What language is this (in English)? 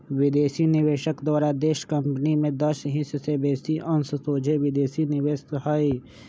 Magahi